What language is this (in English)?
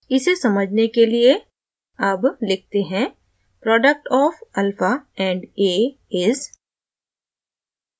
Hindi